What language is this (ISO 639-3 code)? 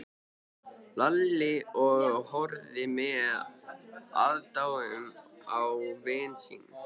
isl